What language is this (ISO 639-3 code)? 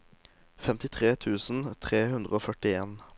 nor